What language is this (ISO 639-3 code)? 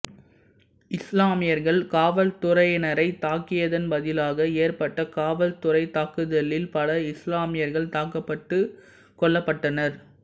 tam